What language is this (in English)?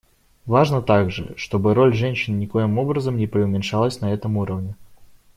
Russian